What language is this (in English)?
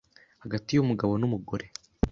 Kinyarwanda